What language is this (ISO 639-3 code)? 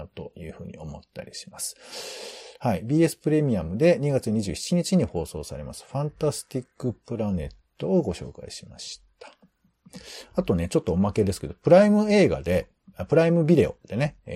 jpn